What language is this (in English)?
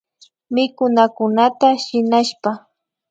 Imbabura Highland Quichua